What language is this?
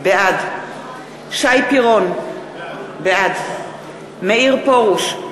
Hebrew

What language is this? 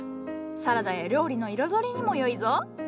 Japanese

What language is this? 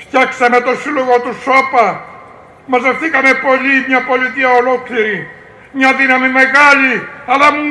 Greek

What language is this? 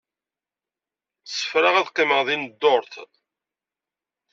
Kabyle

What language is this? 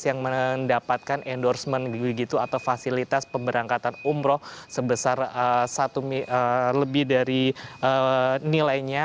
Indonesian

